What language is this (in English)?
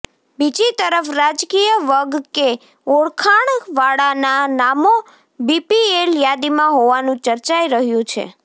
Gujarati